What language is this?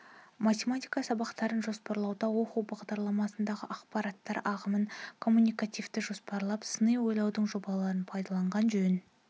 Kazakh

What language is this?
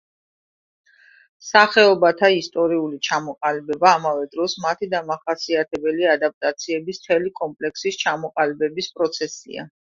Georgian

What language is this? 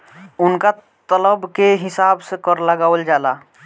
Bhojpuri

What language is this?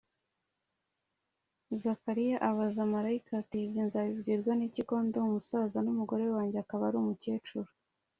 Kinyarwanda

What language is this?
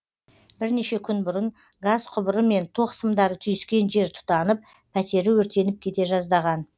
Kazakh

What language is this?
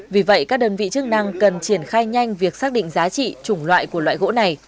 Vietnamese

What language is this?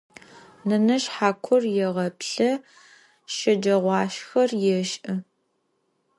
Adyghe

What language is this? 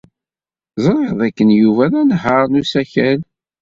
Kabyle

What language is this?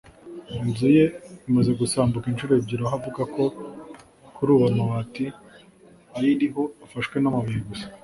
Kinyarwanda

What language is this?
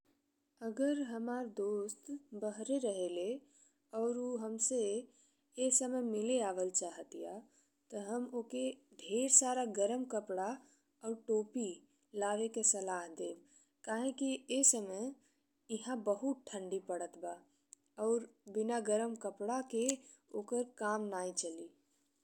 Bhojpuri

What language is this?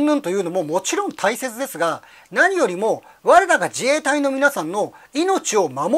Japanese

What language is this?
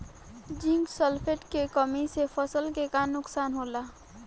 Bhojpuri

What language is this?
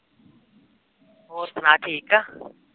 Punjabi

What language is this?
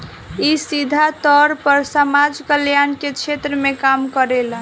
Bhojpuri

